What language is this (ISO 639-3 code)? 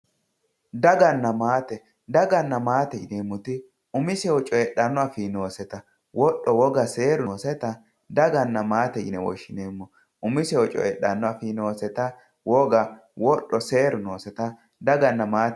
sid